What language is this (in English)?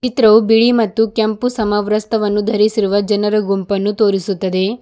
Kannada